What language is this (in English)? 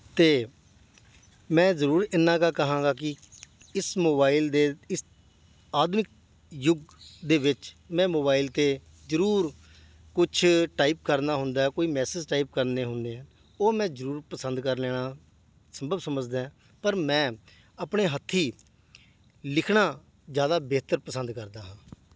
Punjabi